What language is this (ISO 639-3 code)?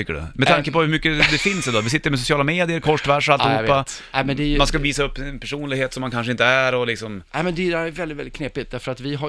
swe